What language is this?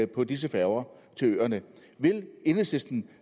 Danish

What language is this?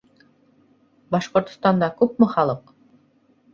Bashkir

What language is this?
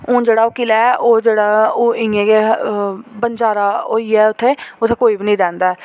Dogri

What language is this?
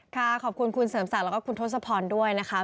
Thai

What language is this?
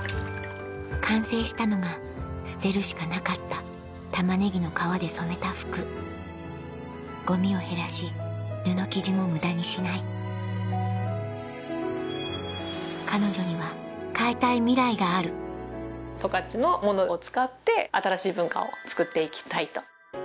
Japanese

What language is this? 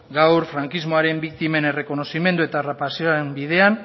Basque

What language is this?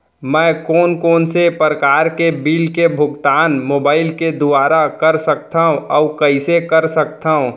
Chhattisgarhi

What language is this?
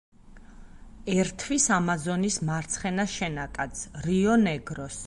Georgian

